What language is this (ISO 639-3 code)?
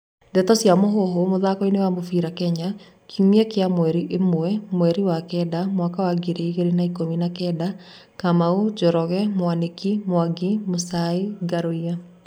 kik